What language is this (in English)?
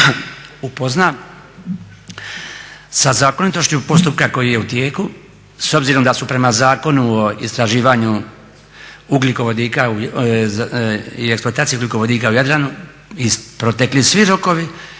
Croatian